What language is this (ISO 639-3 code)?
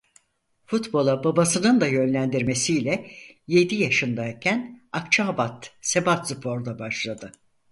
tur